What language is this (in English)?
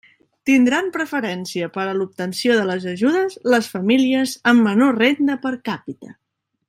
Catalan